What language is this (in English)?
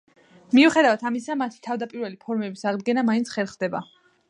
Georgian